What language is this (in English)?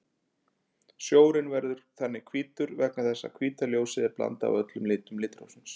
Icelandic